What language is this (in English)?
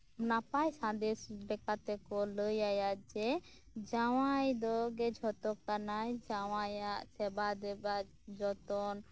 Santali